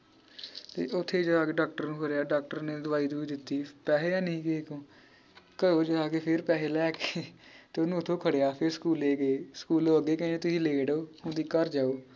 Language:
Punjabi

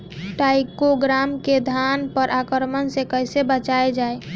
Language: Bhojpuri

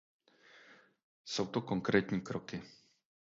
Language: Czech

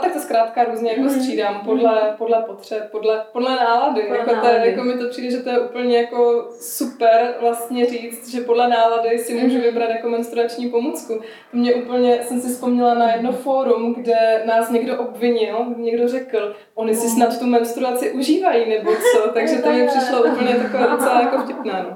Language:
Czech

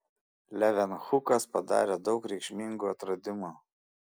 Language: Lithuanian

